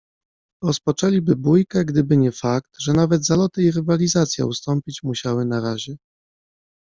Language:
Polish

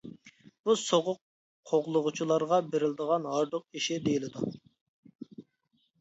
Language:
Uyghur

